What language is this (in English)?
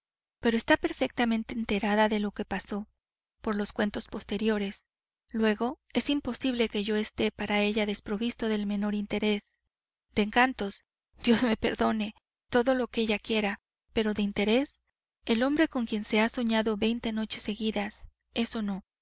Spanish